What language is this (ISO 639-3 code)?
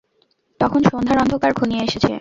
ben